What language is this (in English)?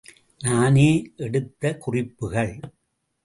Tamil